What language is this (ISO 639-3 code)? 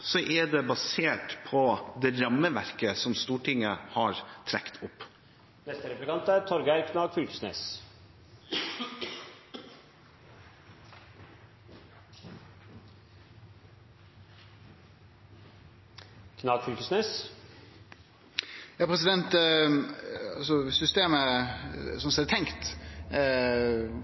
nor